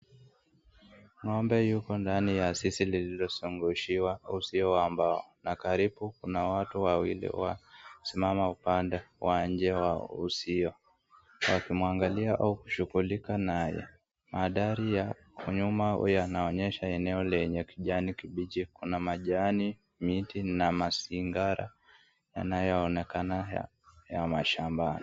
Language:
Swahili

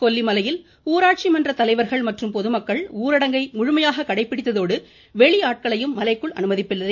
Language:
Tamil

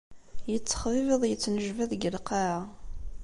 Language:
Kabyle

